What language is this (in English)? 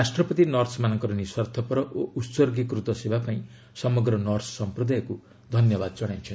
Odia